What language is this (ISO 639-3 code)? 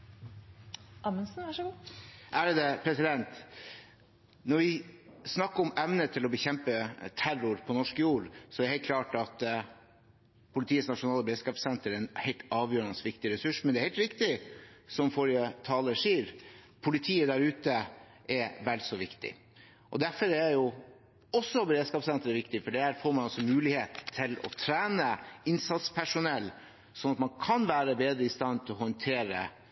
nob